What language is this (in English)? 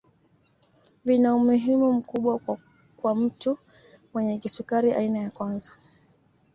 Swahili